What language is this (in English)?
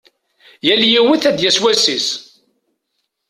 Kabyle